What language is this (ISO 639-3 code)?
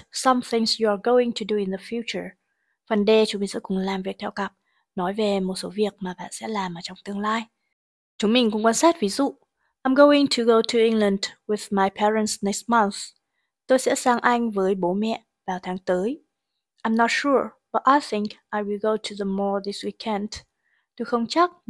vie